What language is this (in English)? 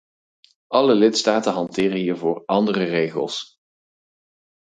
Dutch